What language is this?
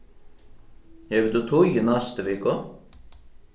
Faroese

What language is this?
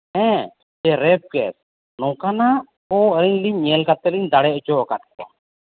Santali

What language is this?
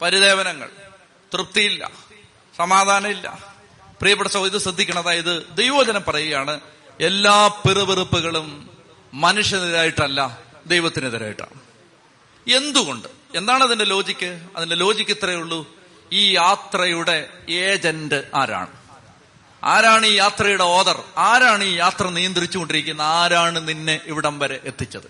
Malayalam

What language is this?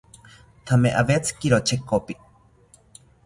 South Ucayali Ashéninka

